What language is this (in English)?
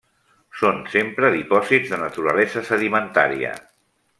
Catalan